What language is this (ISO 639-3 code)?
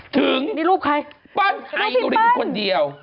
tha